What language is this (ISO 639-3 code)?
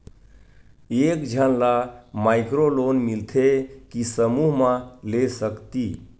hne